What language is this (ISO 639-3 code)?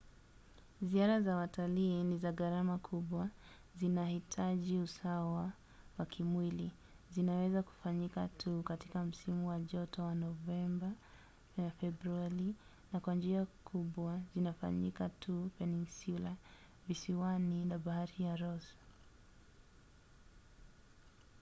swa